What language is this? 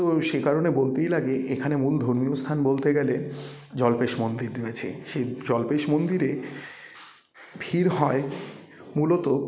Bangla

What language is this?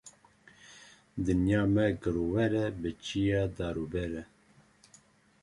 Kurdish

